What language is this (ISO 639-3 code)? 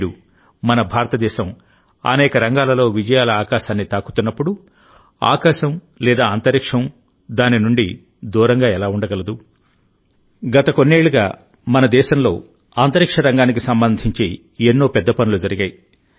tel